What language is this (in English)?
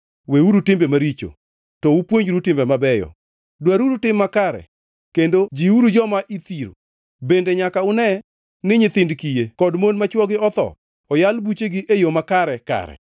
Luo (Kenya and Tanzania)